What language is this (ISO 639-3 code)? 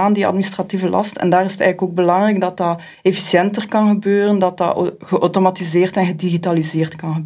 nld